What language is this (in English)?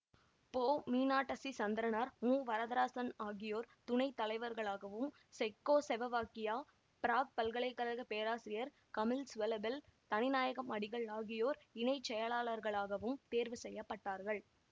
Tamil